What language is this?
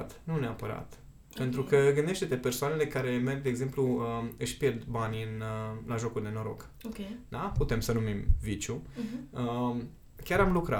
Romanian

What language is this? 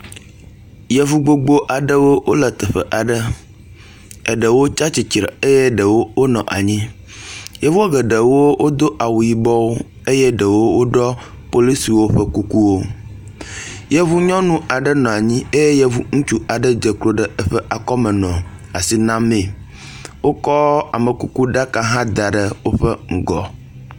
Ewe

